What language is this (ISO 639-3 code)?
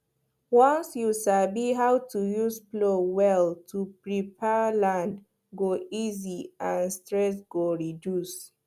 pcm